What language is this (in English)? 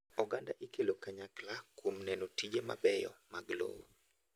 Luo (Kenya and Tanzania)